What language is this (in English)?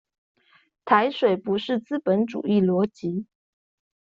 Chinese